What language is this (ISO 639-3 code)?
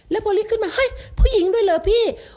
tha